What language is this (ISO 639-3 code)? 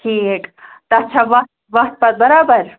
kas